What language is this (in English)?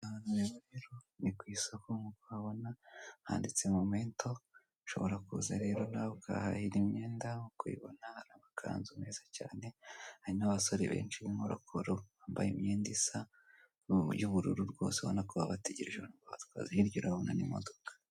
Kinyarwanda